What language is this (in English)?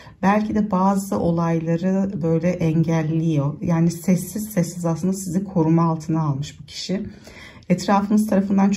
Turkish